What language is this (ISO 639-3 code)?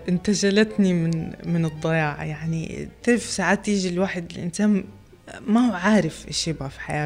ara